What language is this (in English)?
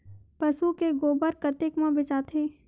Chhattisgarhi